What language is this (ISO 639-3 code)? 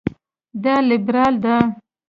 pus